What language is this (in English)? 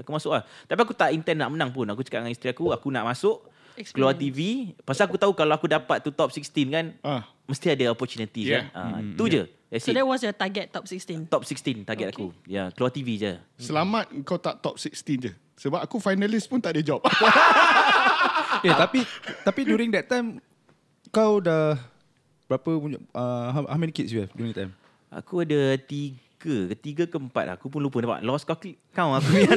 Malay